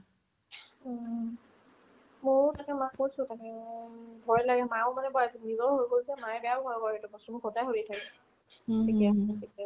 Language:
Assamese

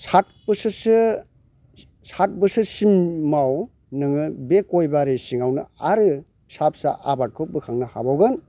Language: Bodo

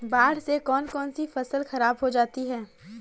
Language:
Hindi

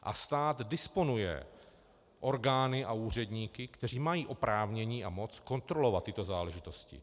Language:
Czech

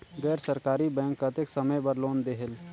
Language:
Chhattisgarhi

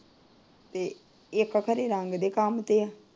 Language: Punjabi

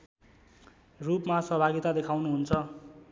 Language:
Nepali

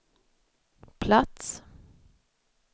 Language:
Swedish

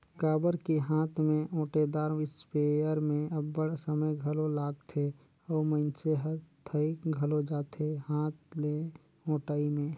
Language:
Chhattisgarhi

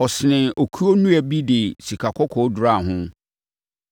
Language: Akan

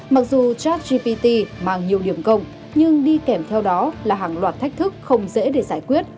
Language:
Vietnamese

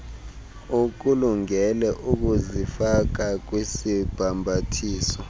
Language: Xhosa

